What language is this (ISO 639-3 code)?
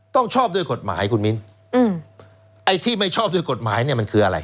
tha